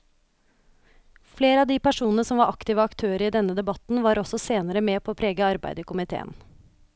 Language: Norwegian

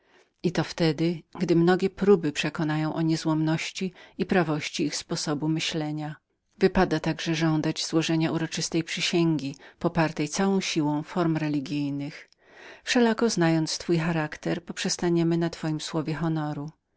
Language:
Polish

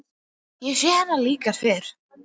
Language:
Icelandic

